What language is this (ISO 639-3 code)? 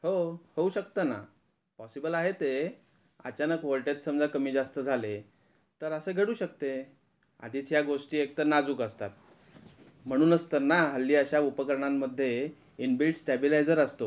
mar